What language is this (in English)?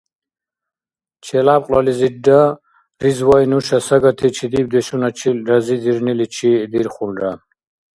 Dargwa